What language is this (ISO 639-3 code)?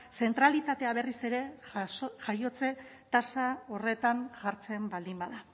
eus